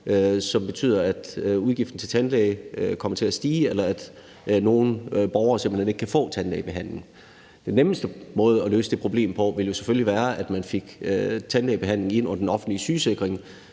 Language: Danish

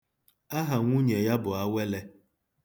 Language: Igbo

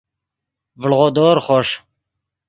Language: Yidgha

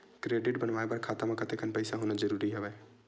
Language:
Chhattisgarhi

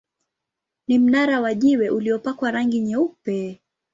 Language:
Swahili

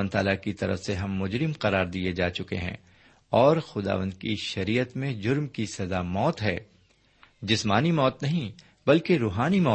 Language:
Urdu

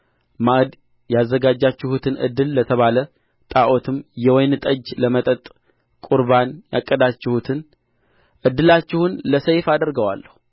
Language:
Amharic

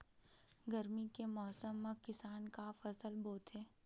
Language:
Chhattisgarhi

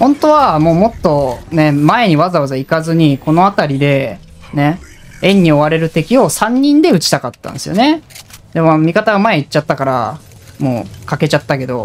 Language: Japanese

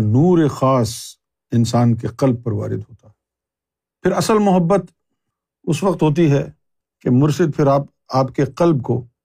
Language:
Urdu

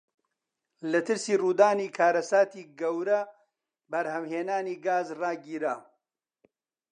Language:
Central Kurdish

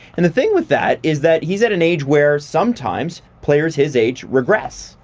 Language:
English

